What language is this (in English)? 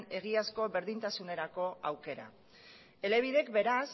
Basque